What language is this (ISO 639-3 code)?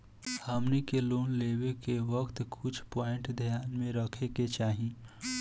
bho